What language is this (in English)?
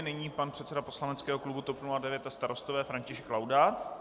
Czech